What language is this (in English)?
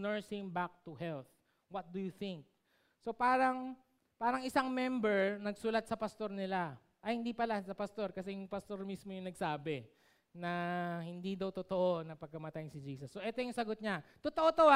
Filipino